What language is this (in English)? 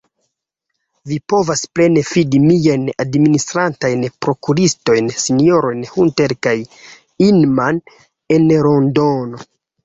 Esperanto